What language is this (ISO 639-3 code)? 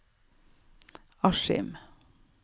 nor